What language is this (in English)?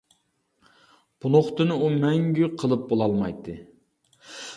Uyghur